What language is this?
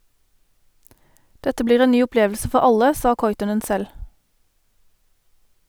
Norwegian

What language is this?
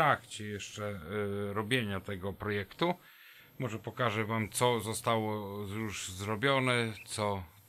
Polish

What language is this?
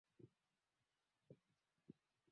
Swahili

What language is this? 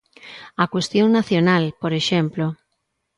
Galician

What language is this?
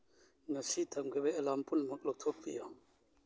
Manipuri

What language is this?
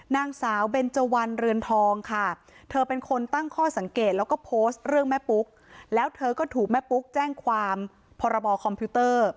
Thai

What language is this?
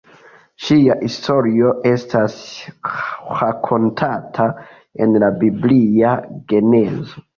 Esperanto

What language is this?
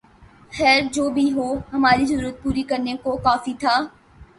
Urdu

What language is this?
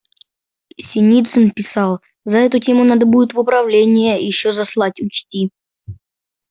Russian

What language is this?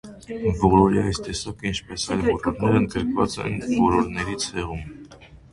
Armenian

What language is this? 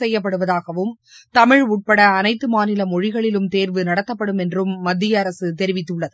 Tamil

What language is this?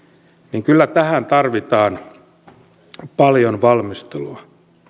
Finnish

